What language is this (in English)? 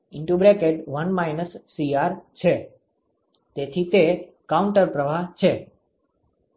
Gujarati